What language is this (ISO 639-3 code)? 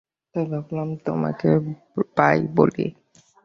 ben